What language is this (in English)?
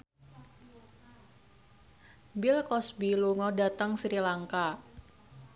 Javanese